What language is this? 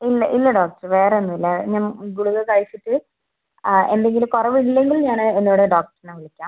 Malayalam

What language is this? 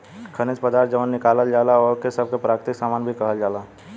Bhojpuri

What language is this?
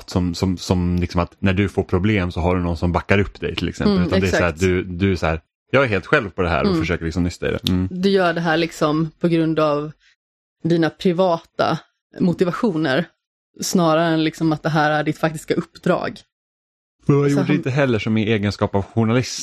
Swedish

